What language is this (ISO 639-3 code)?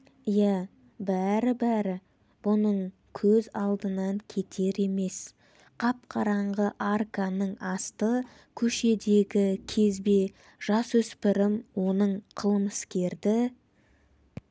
kaz